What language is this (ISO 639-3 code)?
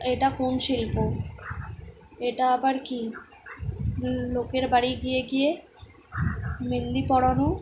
ben